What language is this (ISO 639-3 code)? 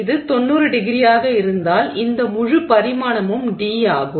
tam